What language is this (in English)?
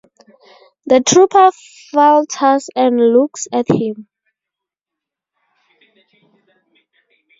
English